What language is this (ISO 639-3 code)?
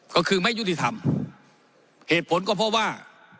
tha